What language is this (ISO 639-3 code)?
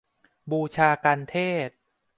tha